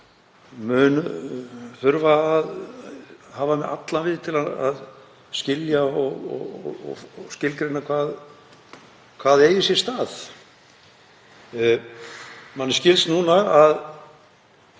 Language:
Icelandic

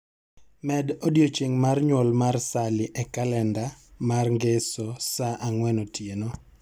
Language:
Luo (Kenya and Tanzania)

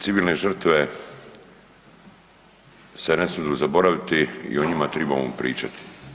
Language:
Croatian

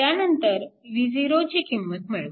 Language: Marathi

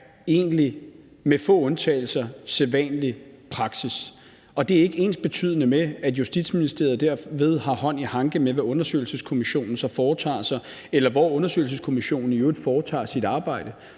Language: Danish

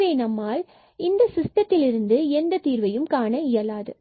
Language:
Tamil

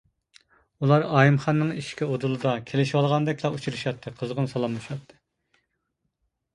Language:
Uyghur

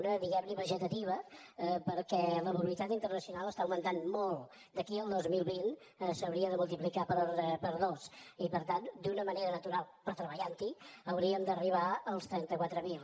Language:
Catalan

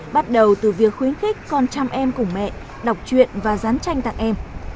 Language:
Vietnamese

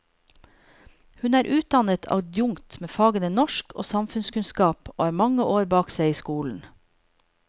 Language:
Norwegian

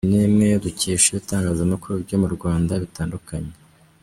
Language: Kinyarwanda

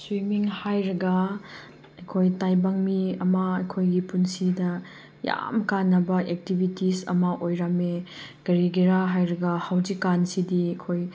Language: Manipuri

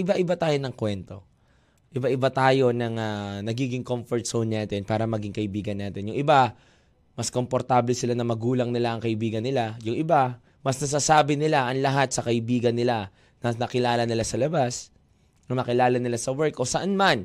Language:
Filipino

